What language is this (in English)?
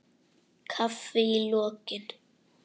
Icelandic